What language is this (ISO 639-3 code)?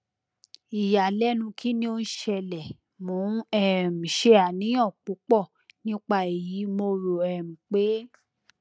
yor